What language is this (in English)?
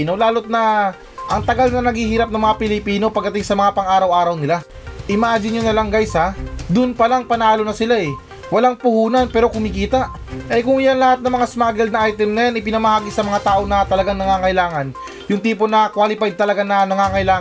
Filipino